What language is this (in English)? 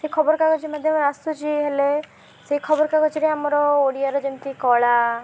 Odia